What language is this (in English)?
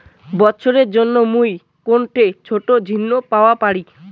Bangla